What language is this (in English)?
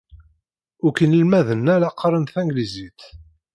Kabyle